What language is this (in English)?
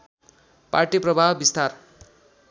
Nepali